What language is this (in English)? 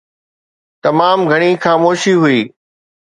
Sindhi